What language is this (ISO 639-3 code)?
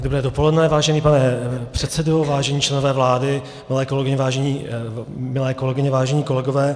ces